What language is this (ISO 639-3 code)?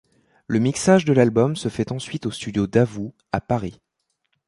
fra